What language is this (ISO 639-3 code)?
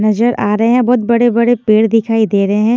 hin